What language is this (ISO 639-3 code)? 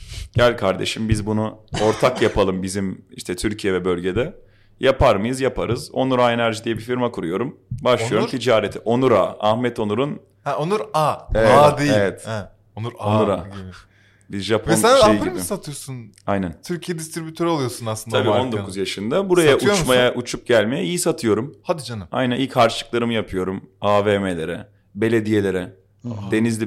tur